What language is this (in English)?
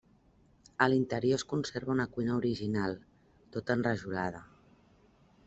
Catalan